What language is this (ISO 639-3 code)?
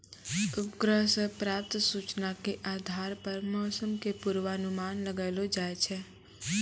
mai